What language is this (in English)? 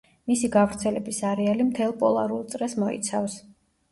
Georgian